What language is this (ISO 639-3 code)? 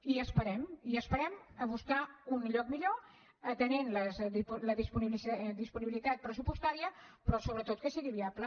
cat